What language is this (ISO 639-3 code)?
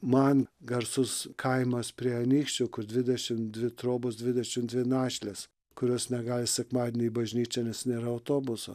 lit